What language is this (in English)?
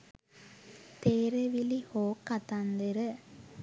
Sinhala